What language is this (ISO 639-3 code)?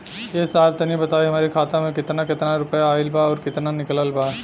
bho